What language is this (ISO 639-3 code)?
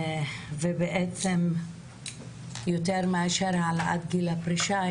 heb